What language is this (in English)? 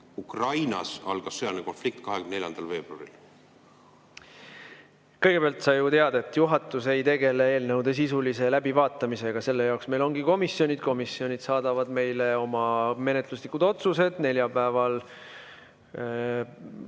Estonian